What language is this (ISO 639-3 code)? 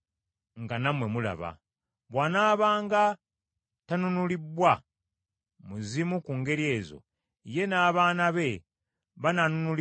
lug